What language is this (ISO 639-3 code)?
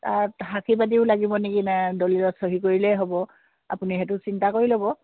asm